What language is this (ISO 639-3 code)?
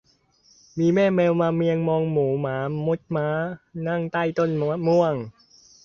tha